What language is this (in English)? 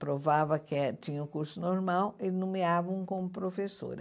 Portuguese